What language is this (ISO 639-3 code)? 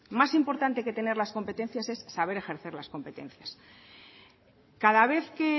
spa